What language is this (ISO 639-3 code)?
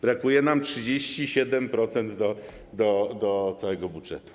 pol